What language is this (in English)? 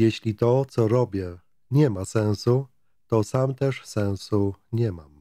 Polish